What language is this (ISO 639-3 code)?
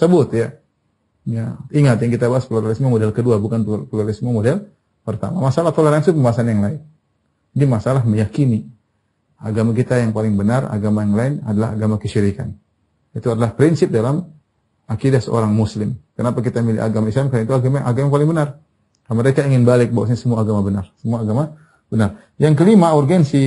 ind